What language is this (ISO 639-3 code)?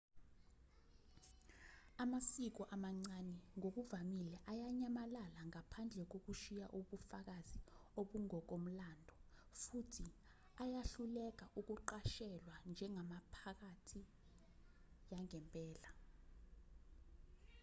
zul